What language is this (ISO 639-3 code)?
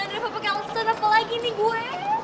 ind